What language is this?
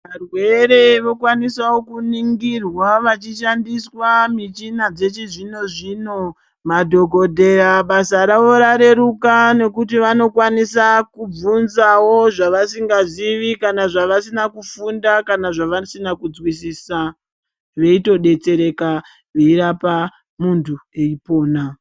Ndau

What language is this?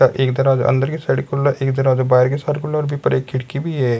Rajasthani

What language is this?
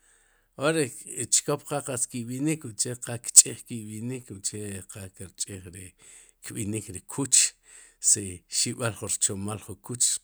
Sipacapense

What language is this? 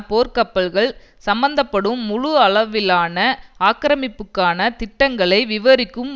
Tamil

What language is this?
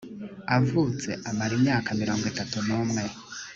Kinyarwanda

